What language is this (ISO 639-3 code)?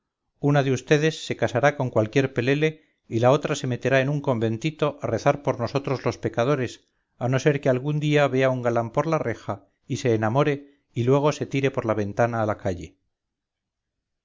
spa